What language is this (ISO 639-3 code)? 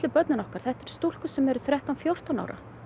isl